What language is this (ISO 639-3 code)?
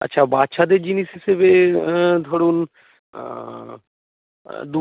ben